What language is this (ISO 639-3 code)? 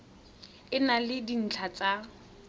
tsn